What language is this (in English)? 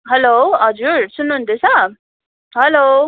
Nepali